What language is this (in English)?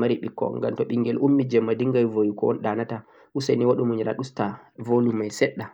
Central-Eastern Niger Fulfulde